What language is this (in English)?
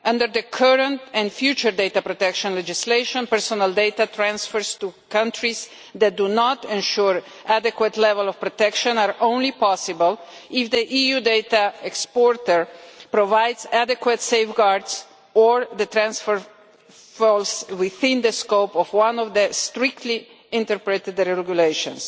English